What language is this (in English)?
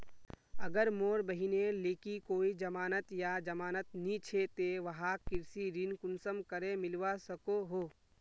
Magahi